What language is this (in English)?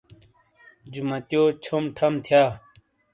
Shina